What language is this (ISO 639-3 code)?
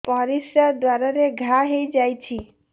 ori